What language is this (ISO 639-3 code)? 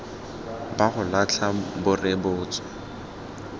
tsn